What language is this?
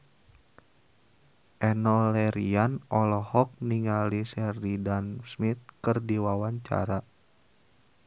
Sundanese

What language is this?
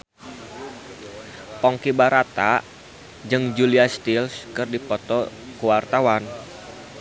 Sundanese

